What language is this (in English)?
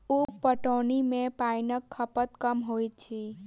Maithili